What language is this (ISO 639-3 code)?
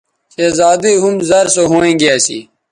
btv